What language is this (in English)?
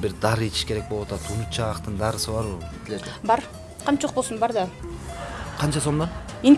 Turkish